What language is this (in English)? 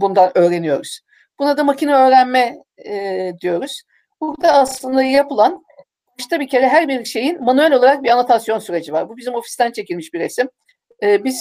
Turkish